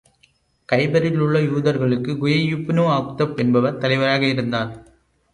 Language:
Tamil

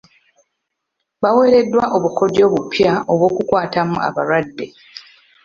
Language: Ganda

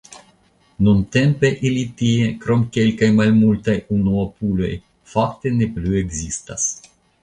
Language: Esperanto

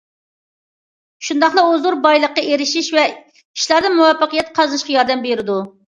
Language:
Uyghur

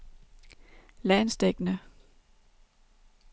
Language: Danish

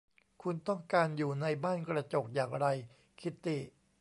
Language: Thai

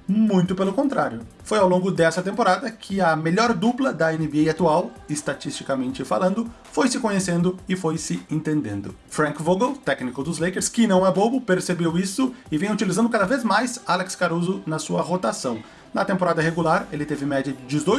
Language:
Portuguese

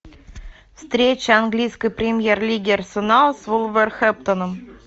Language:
Russian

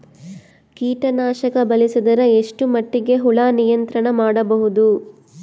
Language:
Kannada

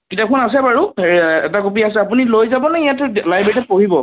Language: Assamese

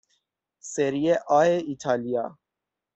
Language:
Persian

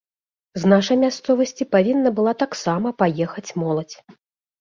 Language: Belarusian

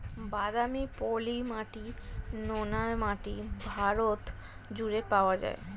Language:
Bangla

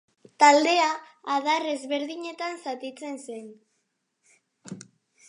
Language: Basque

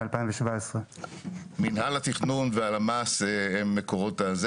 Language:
Hebrew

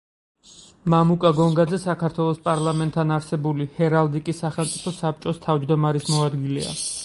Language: Georgian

